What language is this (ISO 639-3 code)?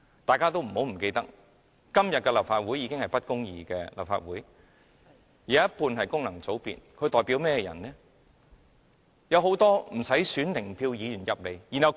yue